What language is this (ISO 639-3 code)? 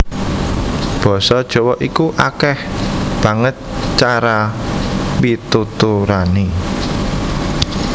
jav